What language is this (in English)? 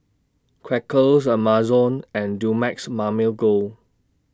English